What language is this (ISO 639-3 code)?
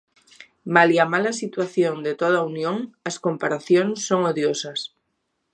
glg